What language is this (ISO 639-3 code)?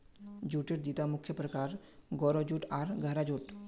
mag